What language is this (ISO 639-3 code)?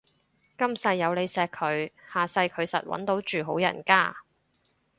yue